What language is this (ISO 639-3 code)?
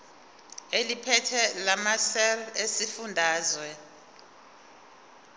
zul